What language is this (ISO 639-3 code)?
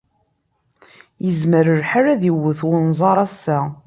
kab